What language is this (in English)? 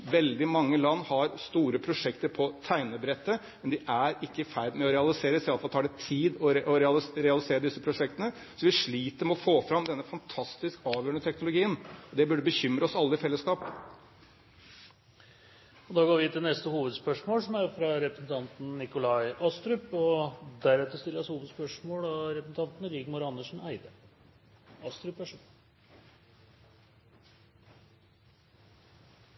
Norwegian